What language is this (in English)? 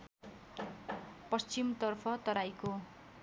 Nepali